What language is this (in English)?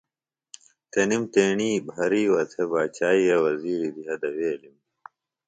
Phalura